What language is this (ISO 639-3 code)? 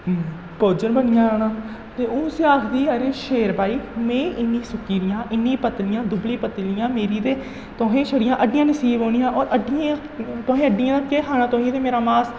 doi